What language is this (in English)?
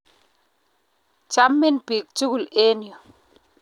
Kalenjin